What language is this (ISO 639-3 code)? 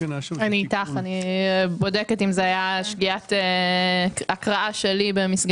heb